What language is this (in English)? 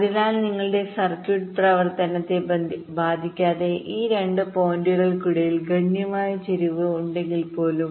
Malayalam